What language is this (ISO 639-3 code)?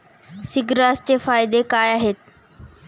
mar